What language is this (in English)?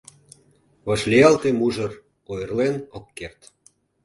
Mari